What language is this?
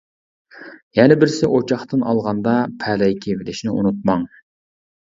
Uyghur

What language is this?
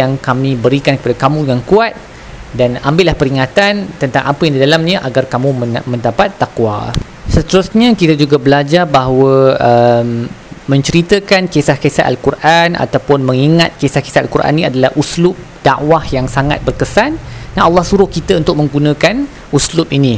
Malay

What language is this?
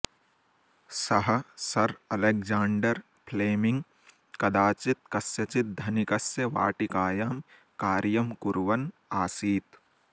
Sanskrit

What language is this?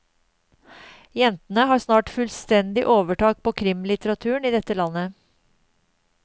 Norwegian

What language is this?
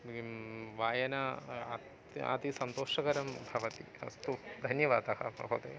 Sanskrit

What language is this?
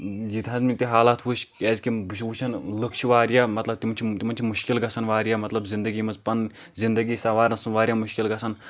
Kashmiri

